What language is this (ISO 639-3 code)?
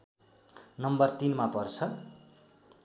nep